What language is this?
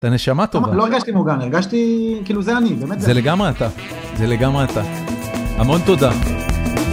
Hebrew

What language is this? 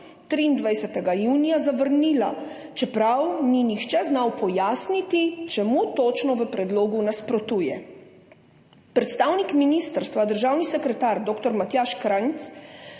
Slovenian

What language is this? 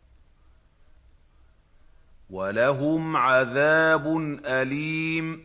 Arabic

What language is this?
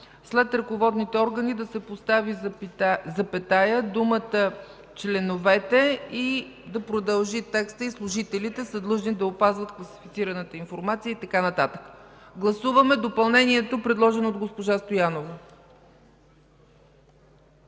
Bulgarian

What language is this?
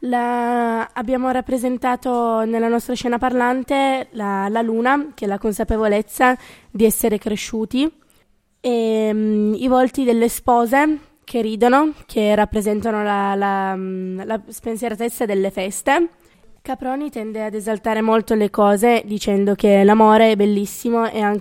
Italian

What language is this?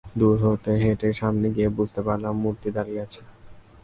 Bangla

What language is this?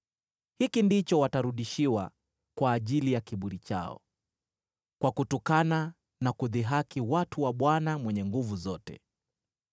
Swahili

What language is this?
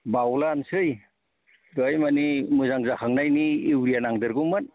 Bodo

